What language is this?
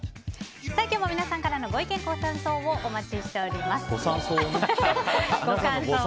Japanese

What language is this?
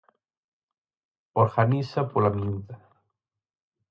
Galician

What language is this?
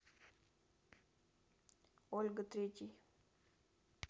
Russian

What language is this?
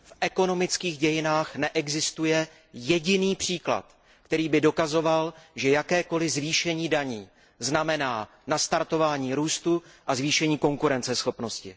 Czech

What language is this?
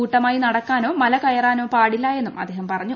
Malayalam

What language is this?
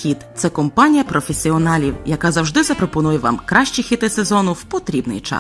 Ukrainian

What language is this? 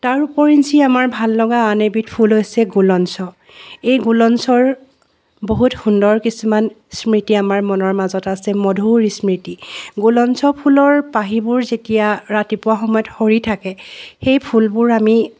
Assamese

